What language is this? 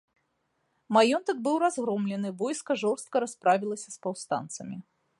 Belarusian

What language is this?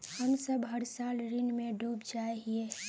Magahi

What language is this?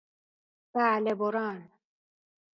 Persian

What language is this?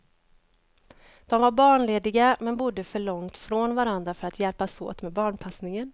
Swedish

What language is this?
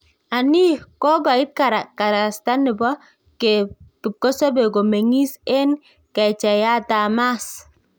Kalenjin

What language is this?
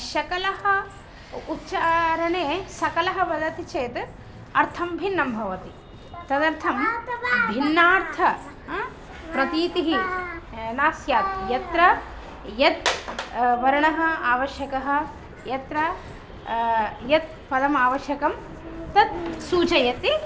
Sanskrit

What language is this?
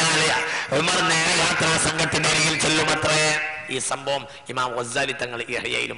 Arabic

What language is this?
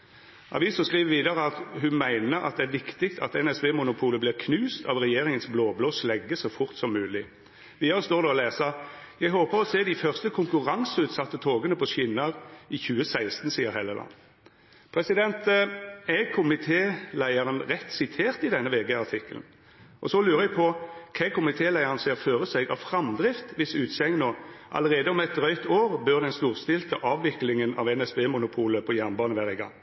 Norwegian Nynorsk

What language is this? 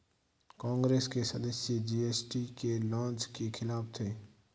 Hindi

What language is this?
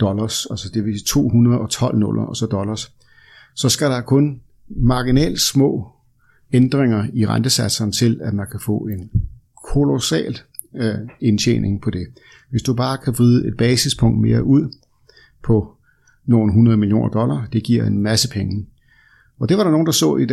Danish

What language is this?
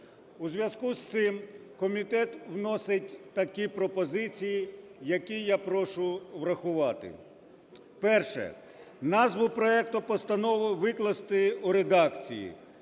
Ukrainian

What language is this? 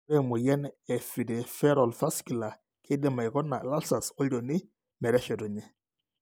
Masai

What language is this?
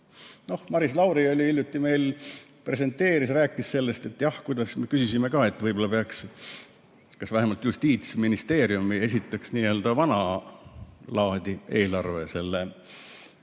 Estonian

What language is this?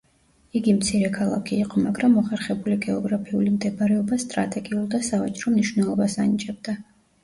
Georgian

